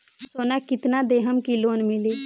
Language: Bhojpuri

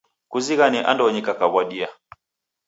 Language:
Taita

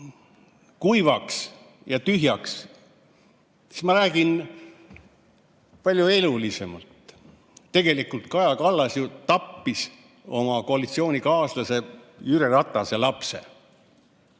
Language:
Estonian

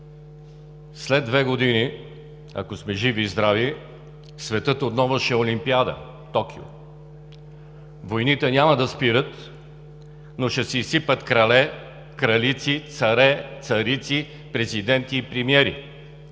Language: Bulgarian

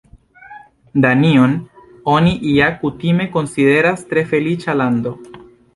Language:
Esperanto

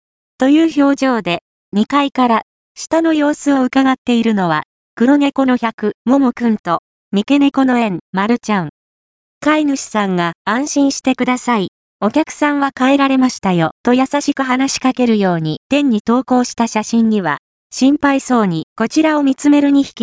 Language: Japanese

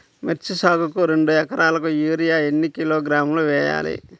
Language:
Telugu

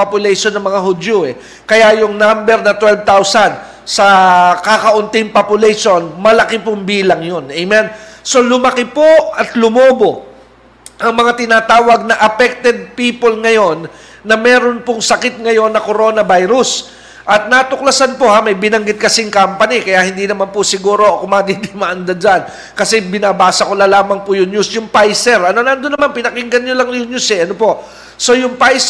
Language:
Filipino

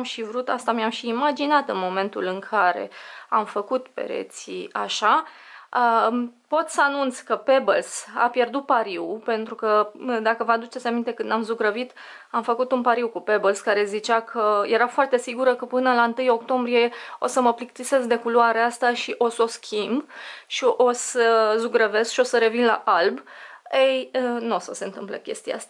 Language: Romanian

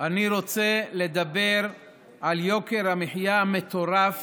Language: Hebrew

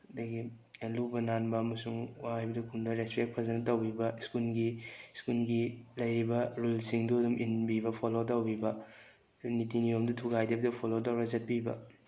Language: Manipuri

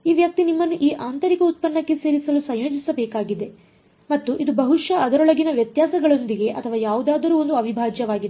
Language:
Kannada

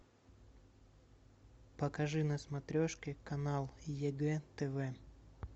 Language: Russian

